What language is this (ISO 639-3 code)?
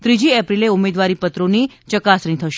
guj